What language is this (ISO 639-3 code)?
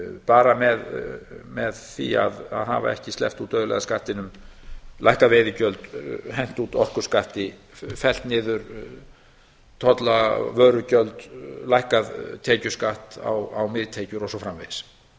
isl